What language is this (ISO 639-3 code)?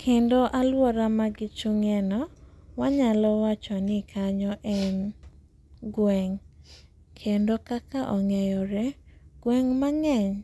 luo